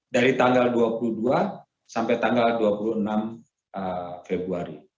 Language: Indonesian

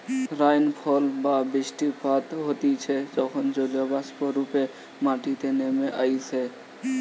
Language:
Bangla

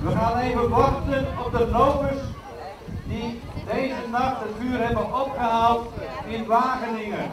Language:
Dutch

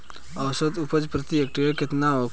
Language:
Bhojpuri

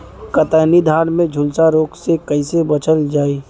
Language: Bhojpuri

